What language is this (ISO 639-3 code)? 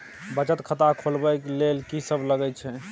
mai